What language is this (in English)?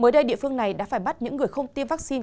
Vietnamese